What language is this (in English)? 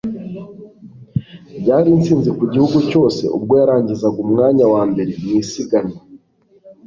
Kinyarwanda